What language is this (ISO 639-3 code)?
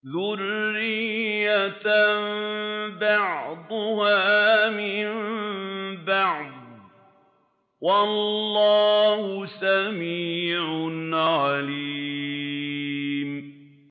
ara